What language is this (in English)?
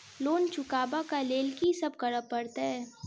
Maithili